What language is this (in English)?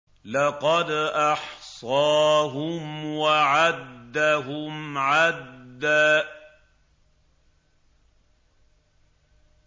Arabic